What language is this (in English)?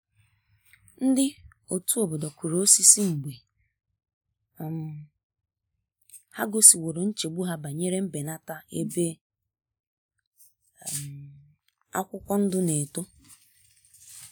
Igbo